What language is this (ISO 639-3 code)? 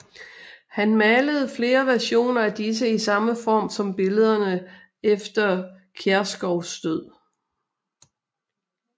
dan